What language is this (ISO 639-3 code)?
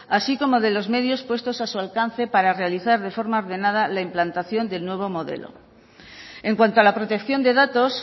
spa